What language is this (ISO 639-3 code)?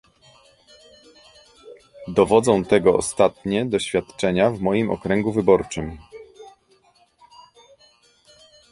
pol